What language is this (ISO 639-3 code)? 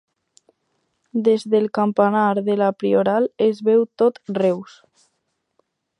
cat